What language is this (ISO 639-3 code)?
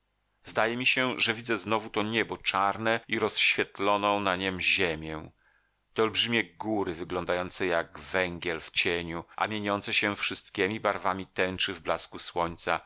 pol